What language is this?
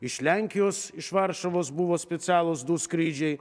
Lithuanian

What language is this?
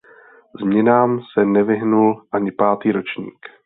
Czech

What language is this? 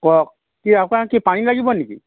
Assamese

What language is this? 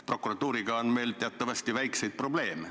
Estonian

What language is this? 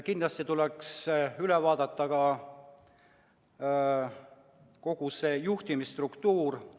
Estonian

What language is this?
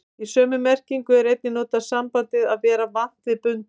Icelandic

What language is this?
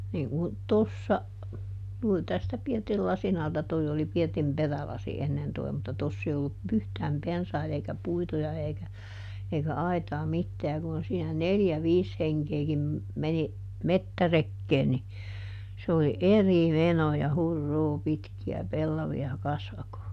Finnish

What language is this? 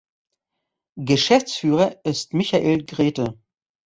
German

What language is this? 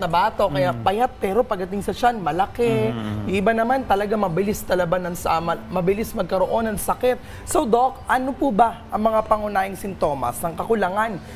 Filipino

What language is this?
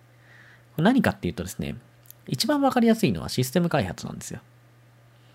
Japanese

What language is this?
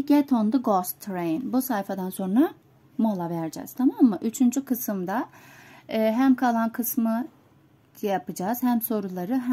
Turkish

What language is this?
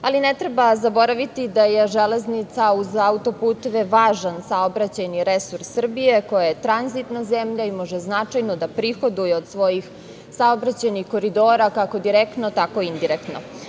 Serbian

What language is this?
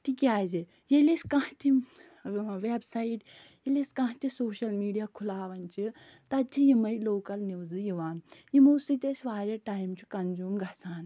Kashmiri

